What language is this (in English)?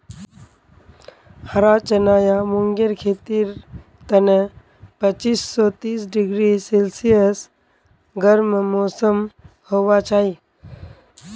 Magahi